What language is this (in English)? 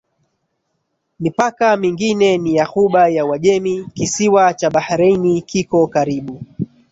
Swahili